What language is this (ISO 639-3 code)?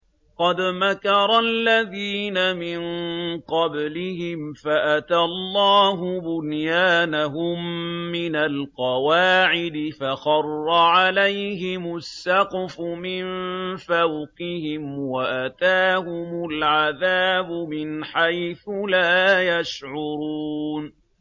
ara